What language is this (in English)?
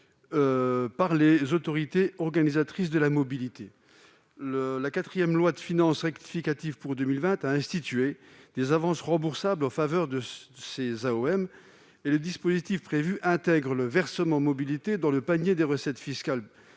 French